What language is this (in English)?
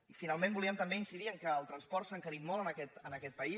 Catalan